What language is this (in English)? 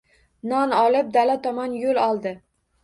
Uzbek